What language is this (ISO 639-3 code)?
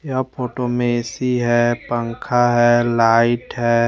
hin